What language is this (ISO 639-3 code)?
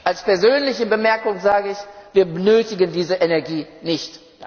deu